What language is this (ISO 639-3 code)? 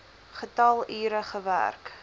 afr